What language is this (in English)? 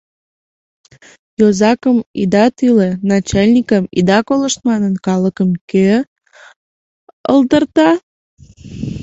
Mari